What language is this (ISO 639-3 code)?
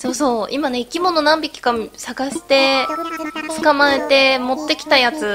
jpn